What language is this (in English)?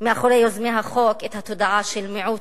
Hebrew